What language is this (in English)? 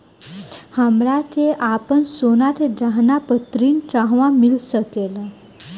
Bhojpuri